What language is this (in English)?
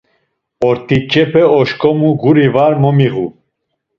Laz